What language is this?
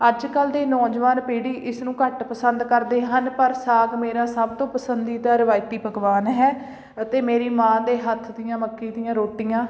Punjabi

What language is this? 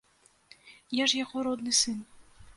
Belarusian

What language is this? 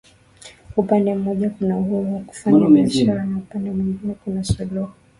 Swahili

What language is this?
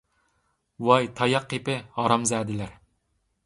Uyghur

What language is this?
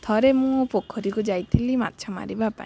Odia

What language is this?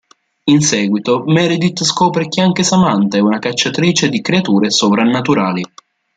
Italian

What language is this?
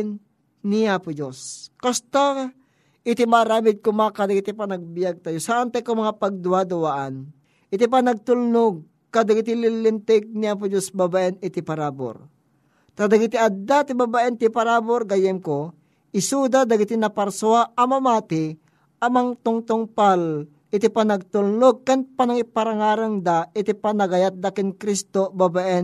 Filipino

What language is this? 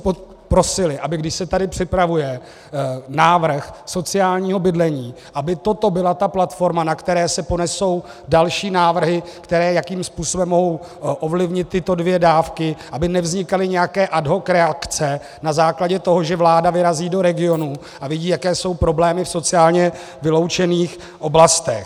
Czech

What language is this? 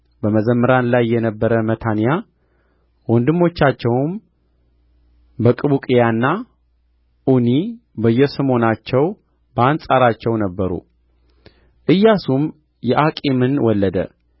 Amharic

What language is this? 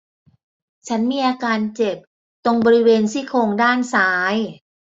Thai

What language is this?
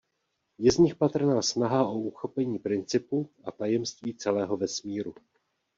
Czech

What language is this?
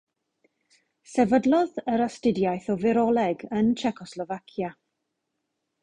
Welsh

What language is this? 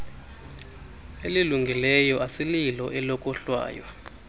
Xhosa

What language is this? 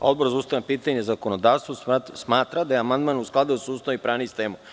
Serbian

